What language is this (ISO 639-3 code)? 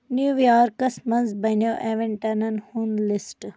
kas